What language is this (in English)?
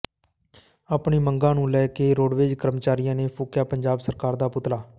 Punjabi